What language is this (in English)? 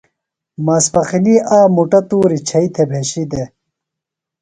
Phalura